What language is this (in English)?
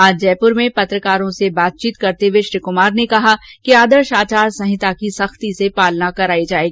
Hindi